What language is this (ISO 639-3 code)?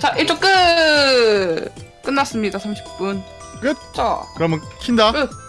kor